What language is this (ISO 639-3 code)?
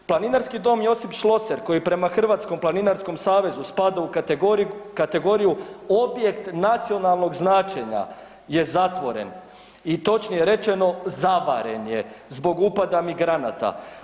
hrv